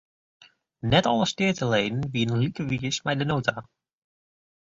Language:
Western Frisian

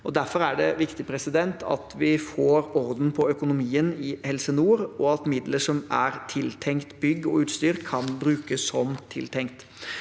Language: Norwegian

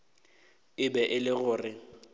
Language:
Northern Sotho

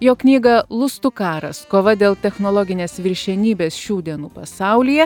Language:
Lithuanian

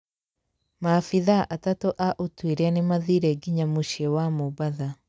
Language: Kikuyu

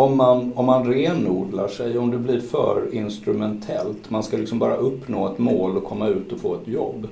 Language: Swedish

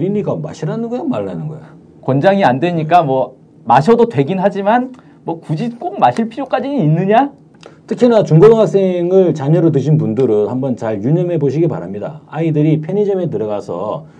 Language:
Korean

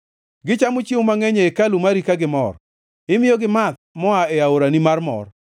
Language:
Luo (Kenya and Tanzania)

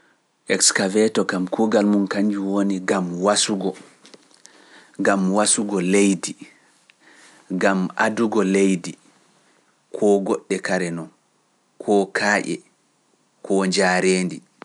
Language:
Pular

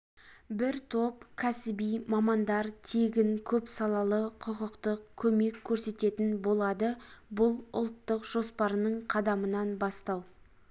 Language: Kazakh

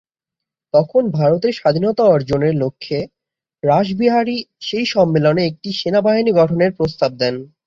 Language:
Bangla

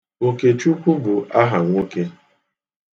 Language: Igbo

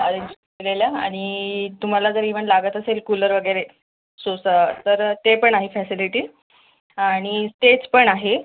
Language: Marathi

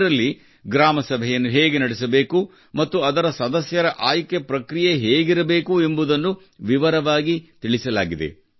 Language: Kannada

